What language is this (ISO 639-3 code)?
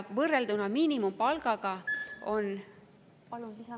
est